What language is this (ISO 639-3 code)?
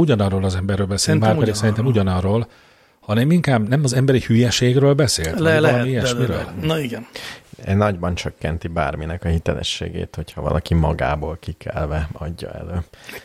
hun